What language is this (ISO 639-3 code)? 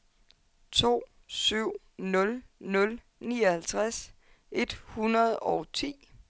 dan